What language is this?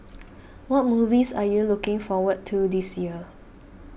English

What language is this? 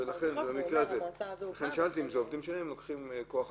Hebrew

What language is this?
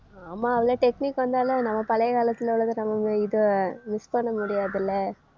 Tamil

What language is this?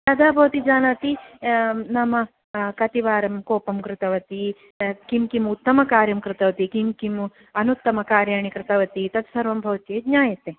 Sanskrit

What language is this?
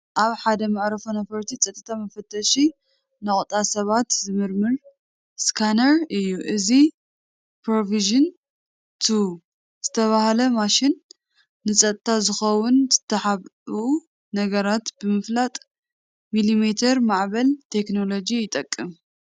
Tigrinya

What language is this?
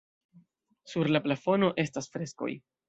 Esperanto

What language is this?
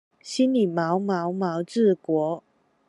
Chinese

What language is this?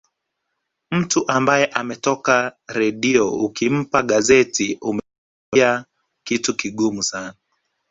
Swahili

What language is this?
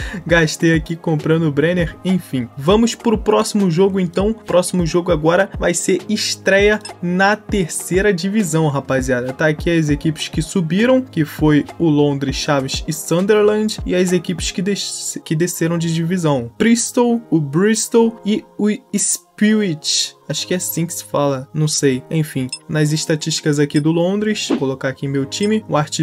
Portuguese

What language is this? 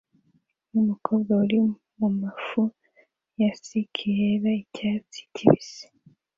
Kinyarwanda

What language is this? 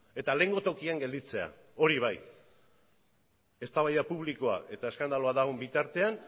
Basque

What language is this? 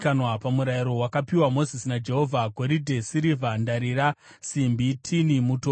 Shona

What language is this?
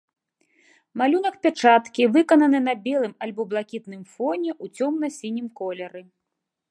Belarusian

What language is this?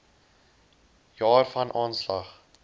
Afrikaans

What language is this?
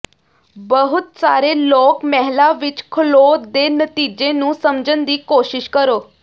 Punjabi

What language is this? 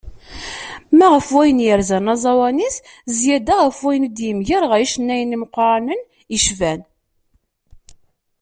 Kabyle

